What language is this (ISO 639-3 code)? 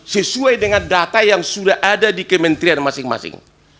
ind